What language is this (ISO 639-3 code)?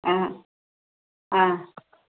mal